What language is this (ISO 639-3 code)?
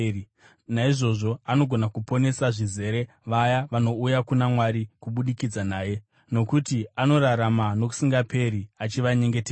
sna